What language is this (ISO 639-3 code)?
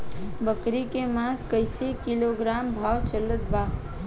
bho